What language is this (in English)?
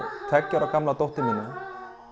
Icelandic